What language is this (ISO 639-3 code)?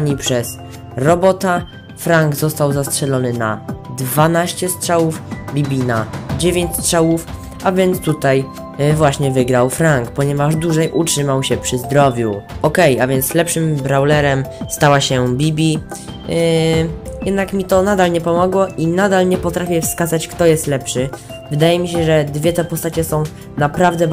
pol